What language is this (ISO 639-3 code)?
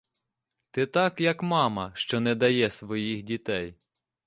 ukr